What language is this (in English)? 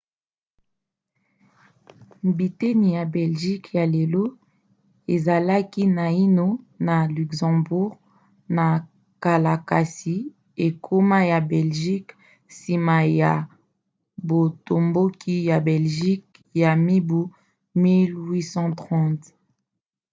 Lingala